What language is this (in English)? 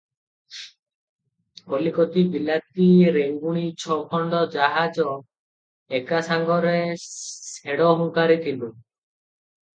Odia